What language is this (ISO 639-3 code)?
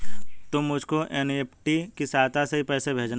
hin